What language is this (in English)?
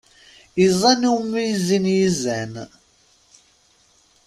Kabyle